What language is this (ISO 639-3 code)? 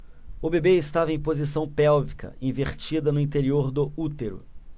por